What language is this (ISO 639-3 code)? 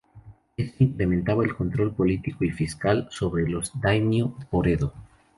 spa